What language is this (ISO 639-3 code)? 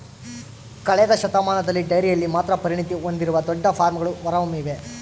kan